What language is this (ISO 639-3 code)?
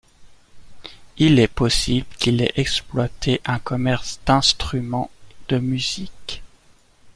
fra